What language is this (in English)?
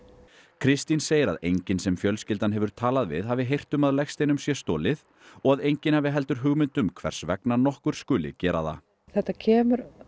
Icelandic